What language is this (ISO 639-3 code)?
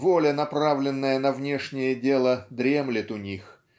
rus